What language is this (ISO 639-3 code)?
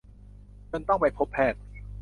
tha